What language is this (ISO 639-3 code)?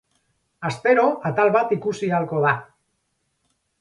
eus